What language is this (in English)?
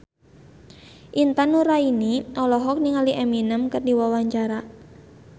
Sundanese